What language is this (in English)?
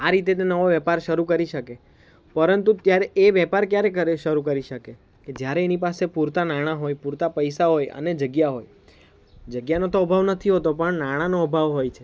Gujarati